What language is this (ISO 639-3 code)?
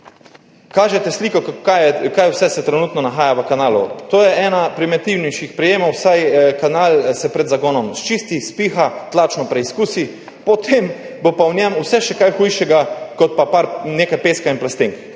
slv